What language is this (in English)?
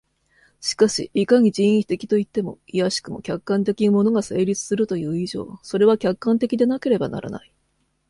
Japanese